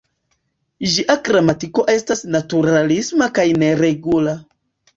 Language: Esperanto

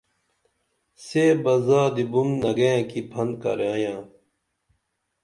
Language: Dameli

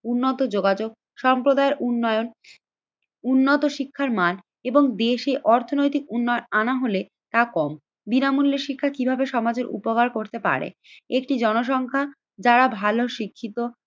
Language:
Bangla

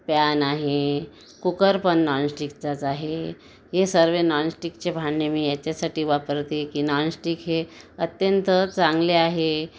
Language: Marathi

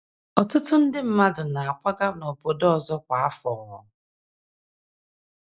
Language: Igbo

